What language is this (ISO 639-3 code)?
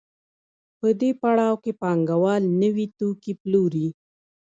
pus